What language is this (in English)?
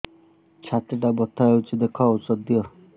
Odia